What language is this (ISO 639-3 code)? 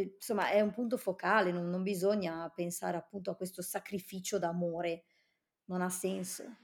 ita